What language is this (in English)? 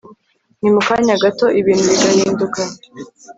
Kinyarwanda